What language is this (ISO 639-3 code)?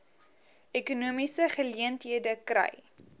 afr